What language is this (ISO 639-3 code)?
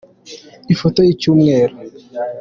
kin